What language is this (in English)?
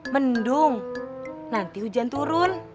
Indonesian